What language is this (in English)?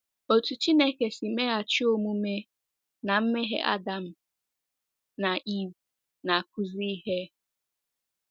Igbo